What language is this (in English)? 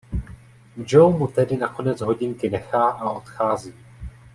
Czech